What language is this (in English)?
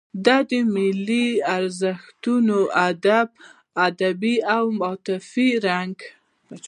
Pashto